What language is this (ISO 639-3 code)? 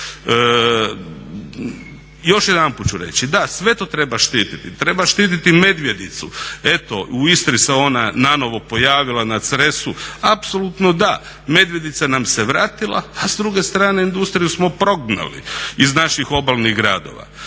hrv